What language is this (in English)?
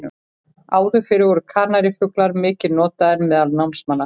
Icelandic